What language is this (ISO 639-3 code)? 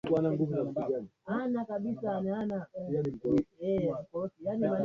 swa